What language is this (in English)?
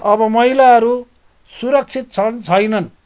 Nepali